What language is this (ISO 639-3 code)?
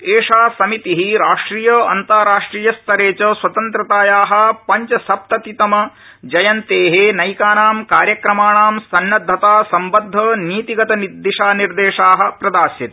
san